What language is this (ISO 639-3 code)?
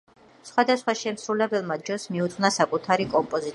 kat